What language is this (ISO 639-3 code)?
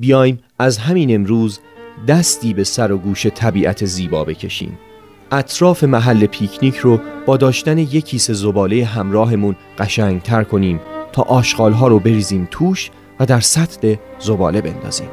fas